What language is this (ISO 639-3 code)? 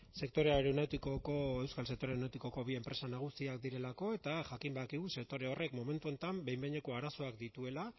eus